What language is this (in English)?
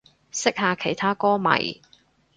Cantonese